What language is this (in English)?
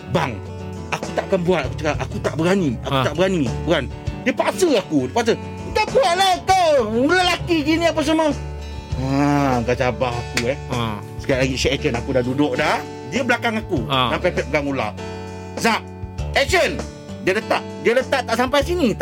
Malay